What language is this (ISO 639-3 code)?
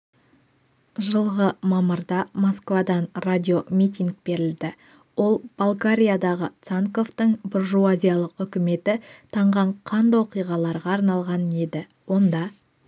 kaz